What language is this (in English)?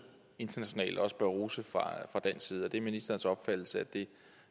Danish